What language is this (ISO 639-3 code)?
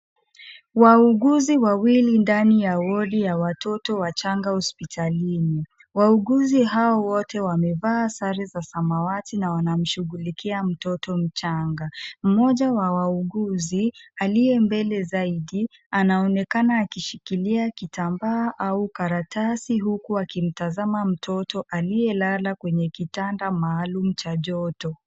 swa